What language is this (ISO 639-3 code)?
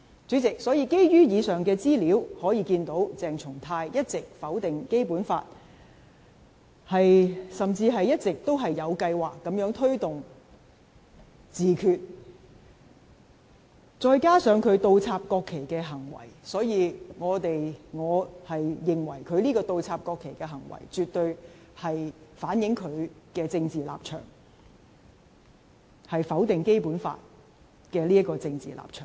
yue